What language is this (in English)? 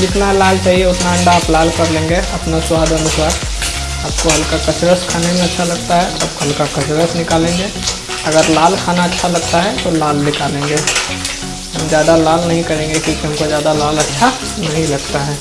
Hindi